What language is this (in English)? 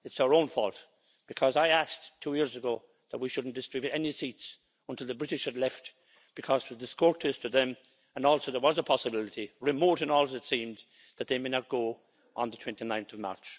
English